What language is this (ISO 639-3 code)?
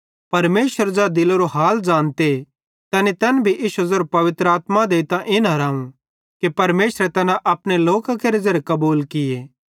bhd